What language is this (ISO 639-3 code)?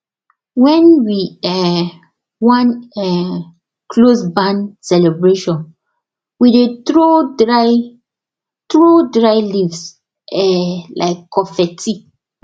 pcm